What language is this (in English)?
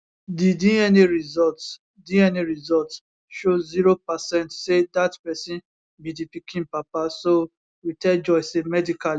Nigerian Pidgin